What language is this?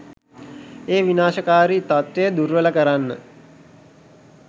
Sinhala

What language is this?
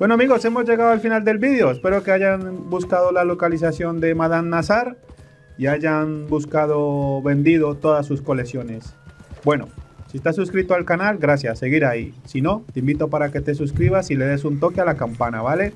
Spanish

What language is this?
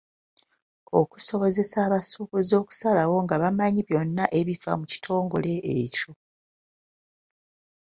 Ganda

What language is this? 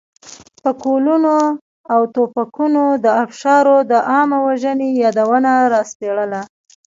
Pashto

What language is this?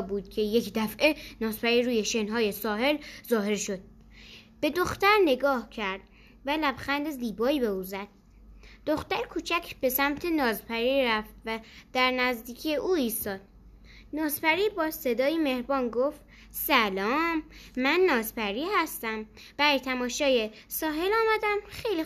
Persian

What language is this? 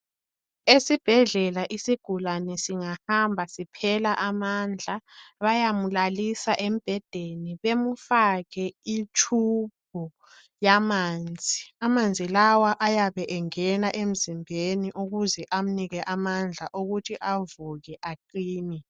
North Ndebele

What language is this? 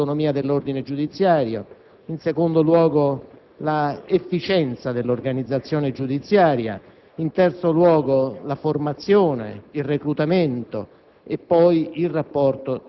Italian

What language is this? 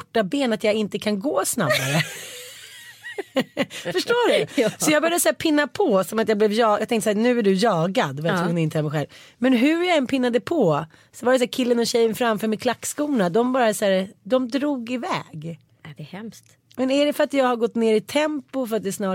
Swedish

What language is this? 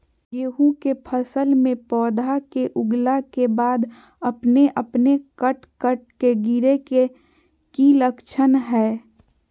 Magahi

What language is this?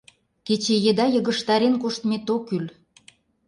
Mari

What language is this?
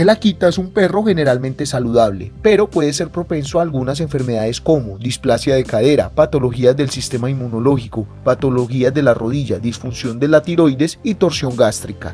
Spanish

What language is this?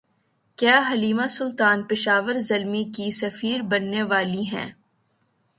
Urdu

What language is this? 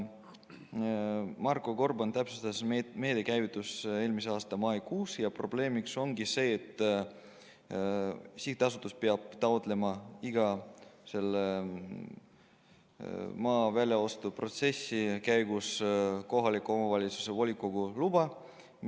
Estonian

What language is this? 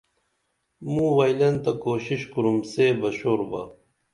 Dameli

